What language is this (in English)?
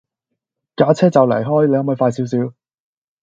Cantonese